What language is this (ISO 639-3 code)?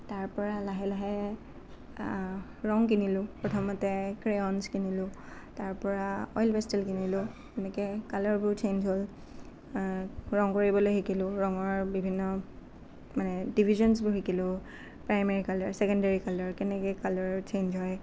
asm